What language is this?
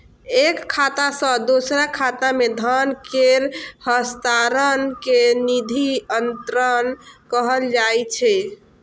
Maithili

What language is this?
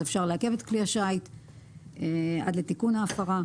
Hebrew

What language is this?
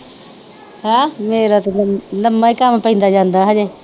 Punjabi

